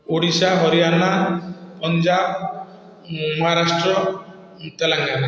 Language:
Odia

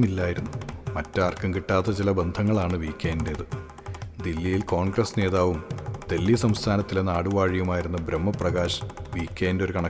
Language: Malayalam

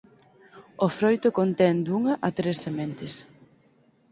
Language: Galician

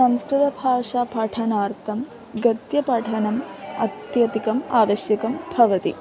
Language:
Sanskrit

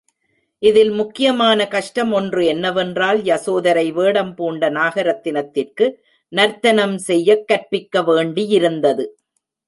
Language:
Tamil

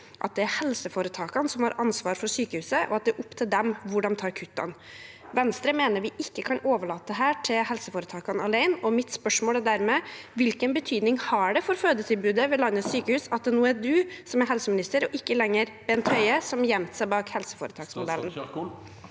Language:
Norwegian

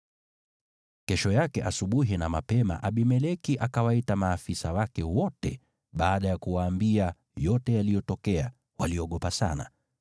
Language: Swahili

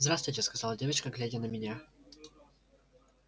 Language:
Russian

